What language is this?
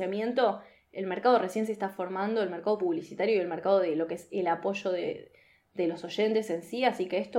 Spanish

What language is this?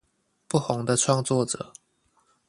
Chinese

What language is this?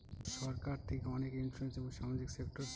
Bangla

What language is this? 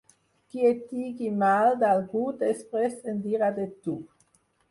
Catalan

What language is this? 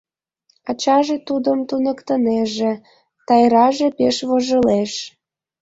Mari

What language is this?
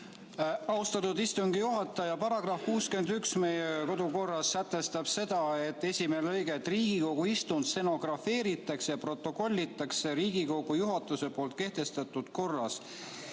Estonian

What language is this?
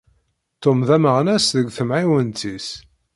Kabyle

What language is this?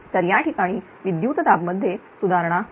Marathi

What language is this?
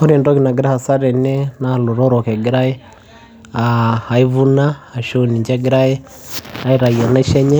Masai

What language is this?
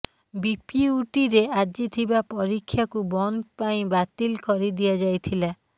Odia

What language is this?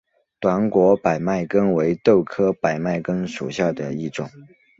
Chinese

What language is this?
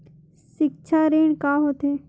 Chhattisgarhi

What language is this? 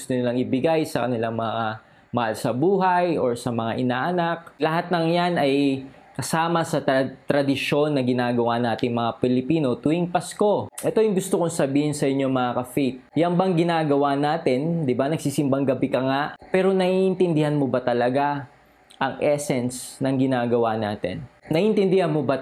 Filipino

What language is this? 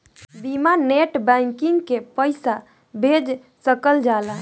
Bhojpuri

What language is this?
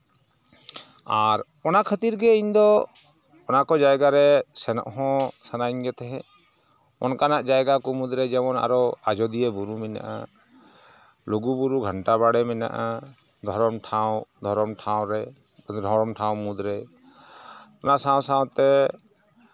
Santali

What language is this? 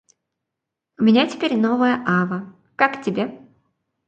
Russian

